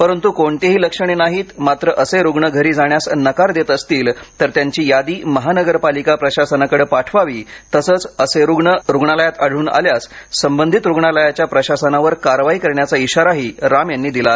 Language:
Marathi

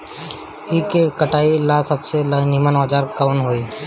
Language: Bhojpuri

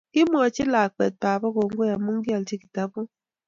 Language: Kalenjin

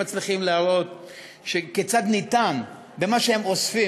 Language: Hebrew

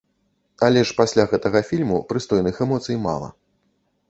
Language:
Belarusian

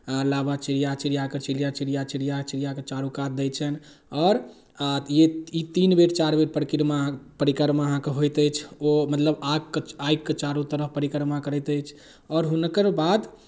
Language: Maithili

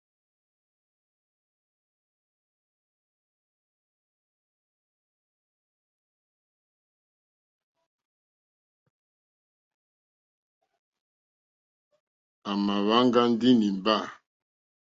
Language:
Mokpwe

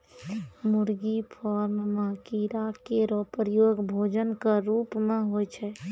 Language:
Maithili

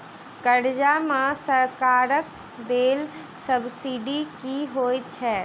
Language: Maithili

